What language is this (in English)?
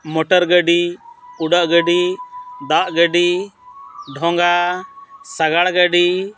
Santali